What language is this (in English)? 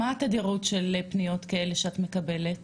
Hebrew